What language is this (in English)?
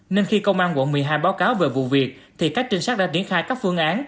Vietnamese